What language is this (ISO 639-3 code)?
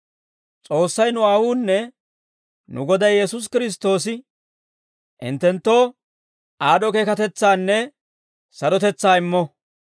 dwr